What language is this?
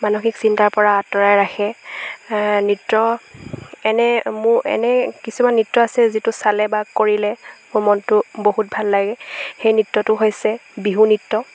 Assamese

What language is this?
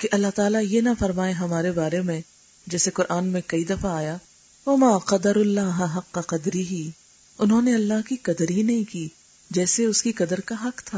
Urdu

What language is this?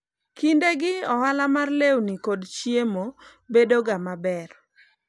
Luo (Kenya and Tanzania)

